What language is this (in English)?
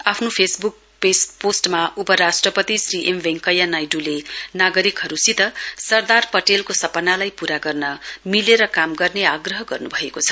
Nepali